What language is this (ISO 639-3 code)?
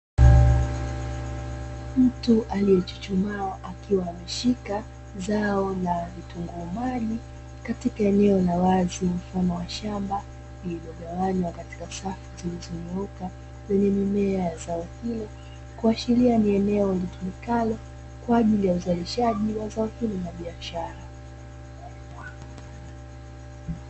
swa